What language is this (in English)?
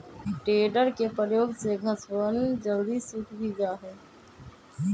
Magahi